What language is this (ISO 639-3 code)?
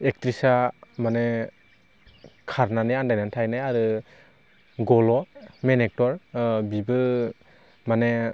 brx